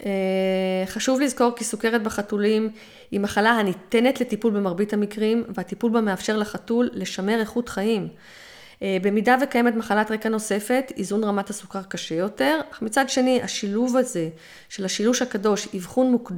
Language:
Hebrew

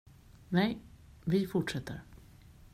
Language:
Swedish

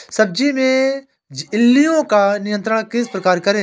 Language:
Hindi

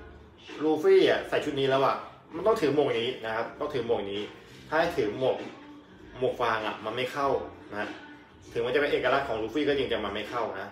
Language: Thai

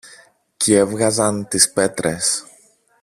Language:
Greek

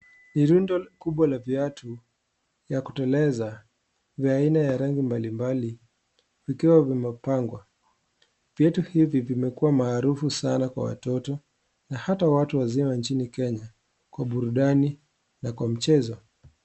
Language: Swahili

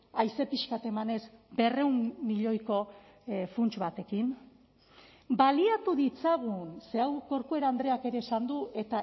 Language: Basque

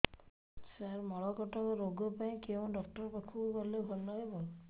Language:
Odia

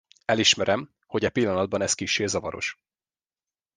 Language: Hungarian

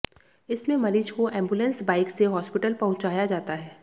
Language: Hindi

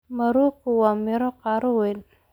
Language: Somali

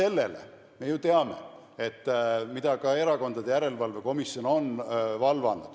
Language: Estonian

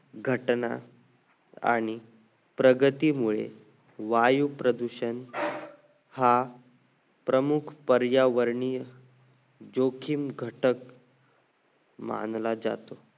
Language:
Marathi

